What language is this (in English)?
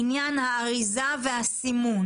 Hebrew